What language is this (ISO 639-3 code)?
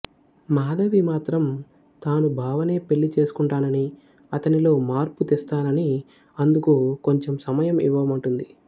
tel